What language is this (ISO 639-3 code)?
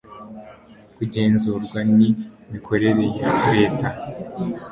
kin